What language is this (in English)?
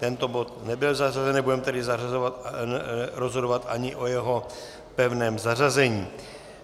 Czech